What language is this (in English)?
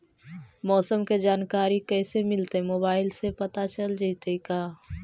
Magahi